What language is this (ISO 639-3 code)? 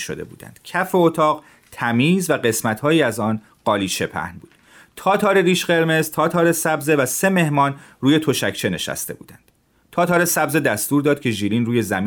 fas